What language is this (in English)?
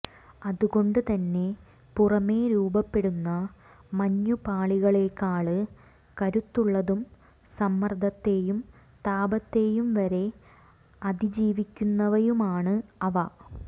Malayalam